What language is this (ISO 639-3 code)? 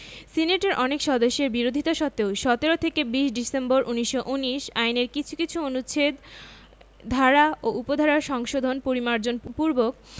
ben